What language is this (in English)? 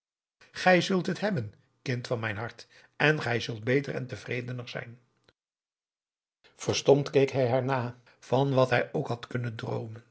Dutch